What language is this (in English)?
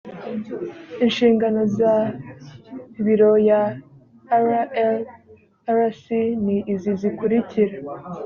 Kinyarwanda